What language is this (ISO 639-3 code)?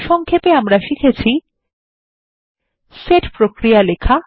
ben